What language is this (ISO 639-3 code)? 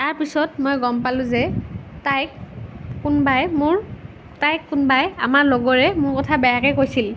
asm